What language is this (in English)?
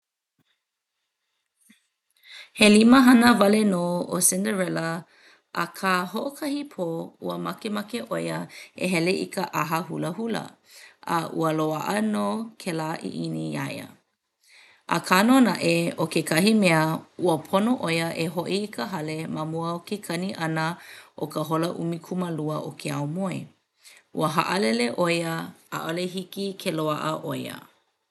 Hawaiian